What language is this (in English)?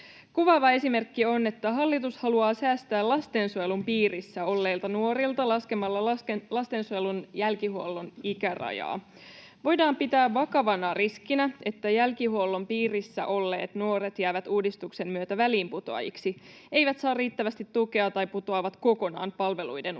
Finnish